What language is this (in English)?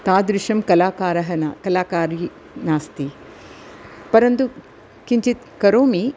Sanskrit